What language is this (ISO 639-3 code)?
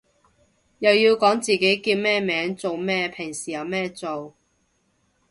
yue